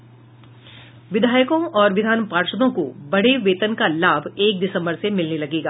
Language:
Hindi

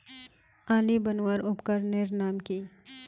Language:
Magahi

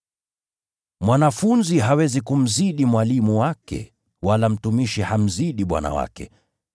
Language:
Swahili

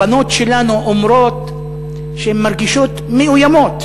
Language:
Hebrew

